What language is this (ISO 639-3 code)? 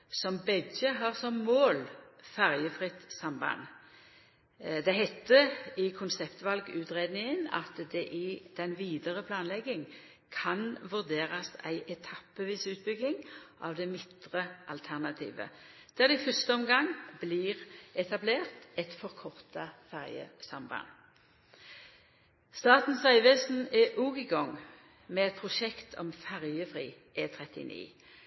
nno